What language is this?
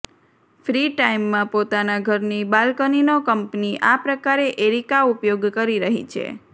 Gujarati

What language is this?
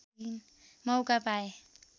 Nepali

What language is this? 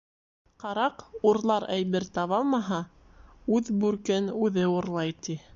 Bashkir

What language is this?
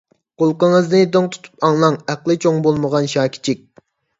Uyghur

